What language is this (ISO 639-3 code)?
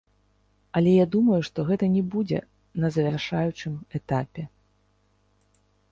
bel